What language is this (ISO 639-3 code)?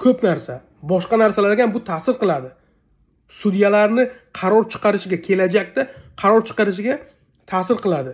tur